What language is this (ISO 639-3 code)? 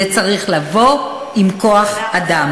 heb